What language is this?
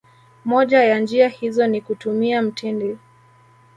Swahili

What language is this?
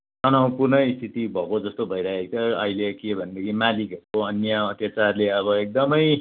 Nepali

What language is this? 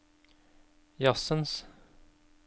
Norwegian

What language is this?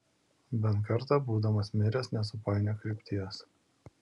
Lithuanian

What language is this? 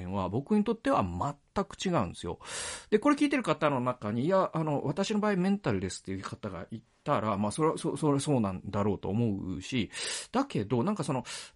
Japanese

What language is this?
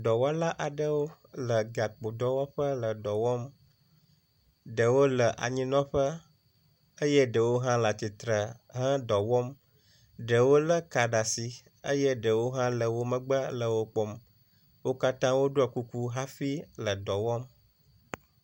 Ewe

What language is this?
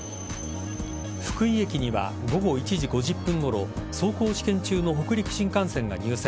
Japanese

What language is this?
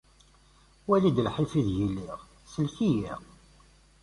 Kabyle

